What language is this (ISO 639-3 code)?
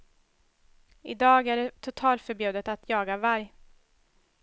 swe